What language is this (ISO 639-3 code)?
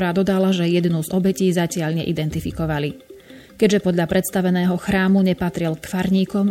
slk